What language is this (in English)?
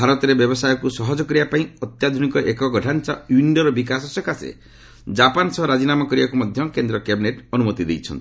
Odia